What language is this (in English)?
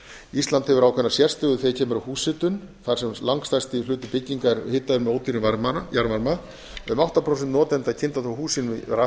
Icelandic